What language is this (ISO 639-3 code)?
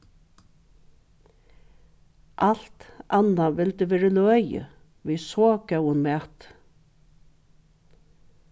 fao